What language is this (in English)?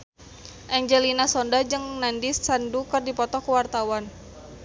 Sundanese